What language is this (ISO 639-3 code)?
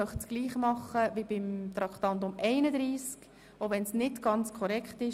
gsw